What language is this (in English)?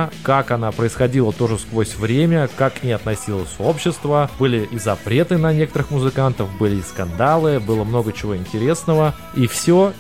Russian